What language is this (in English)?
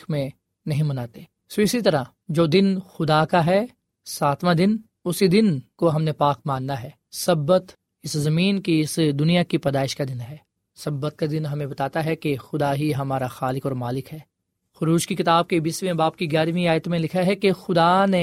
Urdu